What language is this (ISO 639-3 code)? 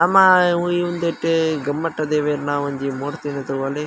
tcy